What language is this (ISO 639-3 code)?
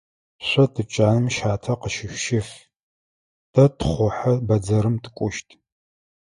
ady